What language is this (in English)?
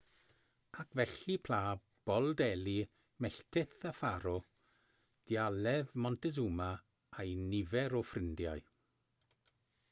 Welsh